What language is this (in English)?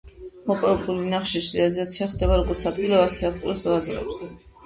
Georgian